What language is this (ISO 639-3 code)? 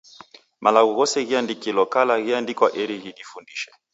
dav